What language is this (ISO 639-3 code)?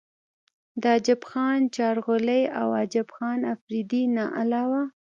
pus